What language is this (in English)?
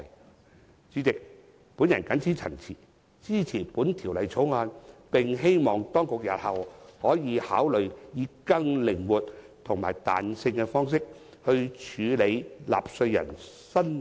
Cantonese